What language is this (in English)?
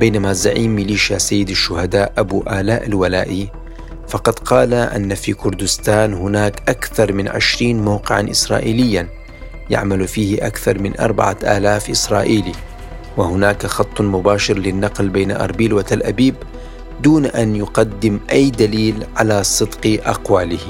Arabic